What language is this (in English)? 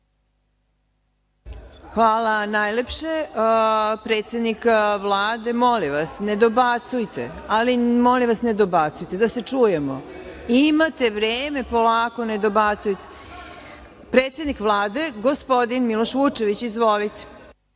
Serbian